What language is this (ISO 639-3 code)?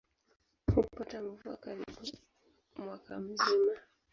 swa